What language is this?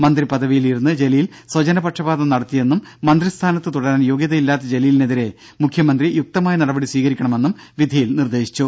Malayalam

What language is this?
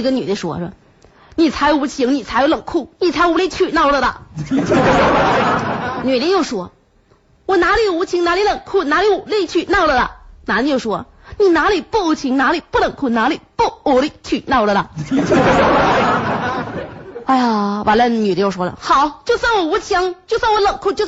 Chinese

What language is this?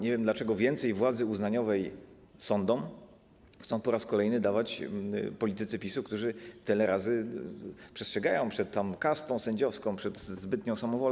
Polish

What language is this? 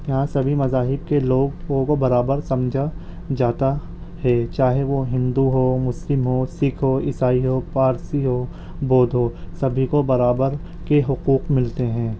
Urdu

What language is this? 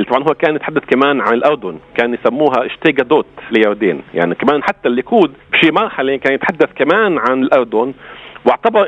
Arabic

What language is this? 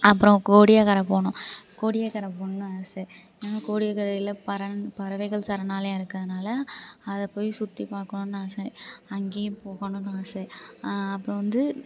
Tamil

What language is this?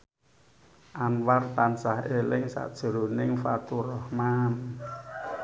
Javanese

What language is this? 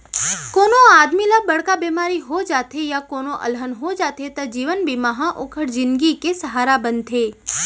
Chhattisgarhi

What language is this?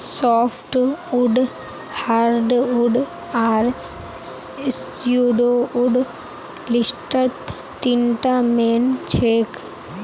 Magahi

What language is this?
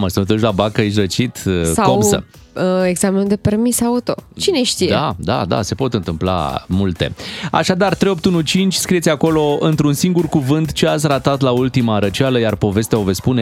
Romanian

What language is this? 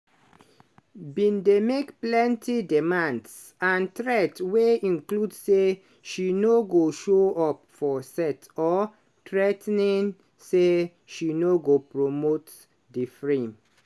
Nigerian Pidgin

